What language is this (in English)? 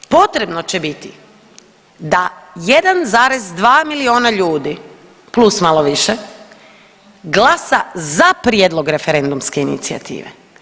Croatian